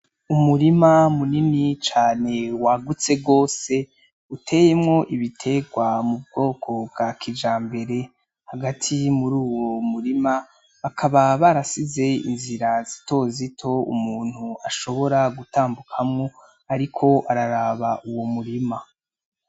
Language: Rundi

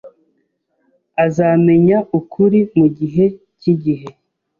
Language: Kinyarwanda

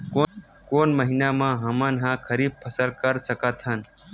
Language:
Chhattisgarhi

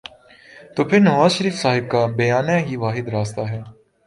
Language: Urdu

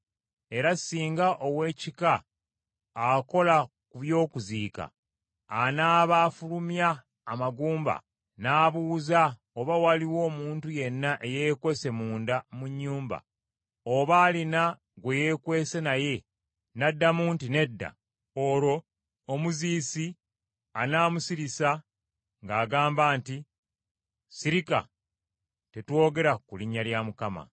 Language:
Ganda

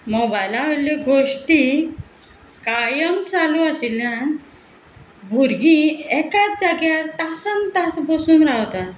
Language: Konkani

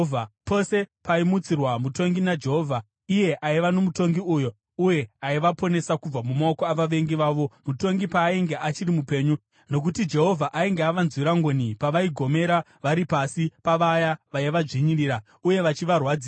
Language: Shona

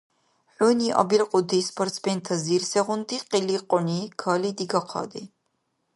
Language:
Dargwa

